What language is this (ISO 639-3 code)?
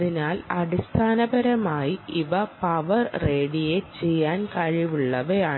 mal